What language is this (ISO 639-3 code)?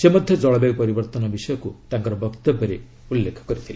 ori